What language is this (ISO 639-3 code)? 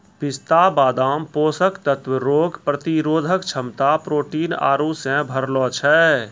mai